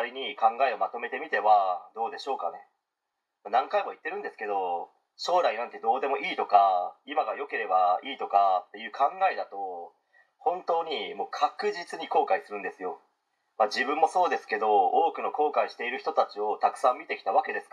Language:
Japanese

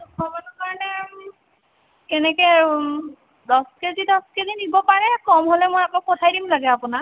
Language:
Assamese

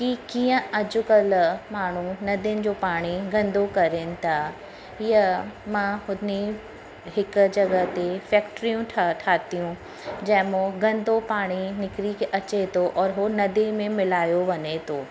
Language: Sindhi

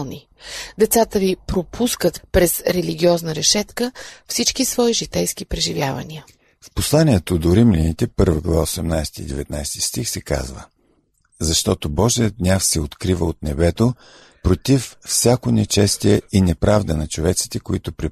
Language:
Bulgarian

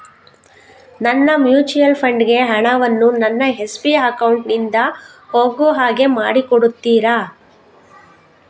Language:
Kannada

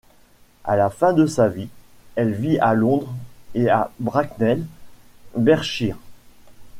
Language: French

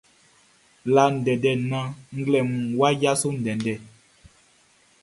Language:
Baoulé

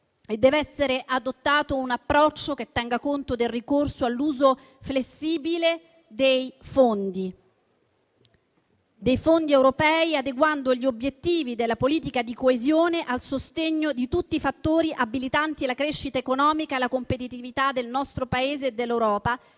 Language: Italian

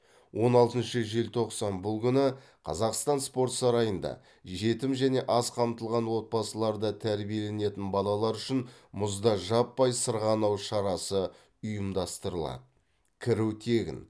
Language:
Kazakh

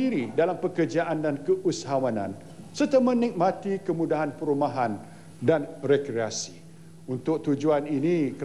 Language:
Malay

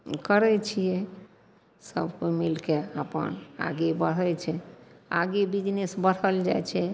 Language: Maithili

